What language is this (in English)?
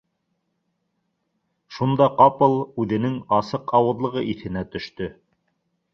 Bashkir